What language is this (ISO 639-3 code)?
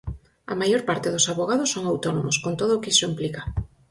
glg